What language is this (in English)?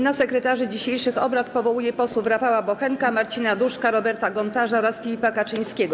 Polish